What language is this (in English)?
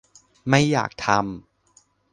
Thai